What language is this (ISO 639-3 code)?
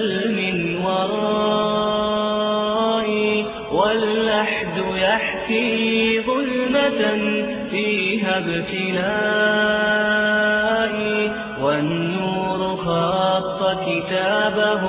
ara